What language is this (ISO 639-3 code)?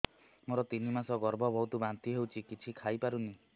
ori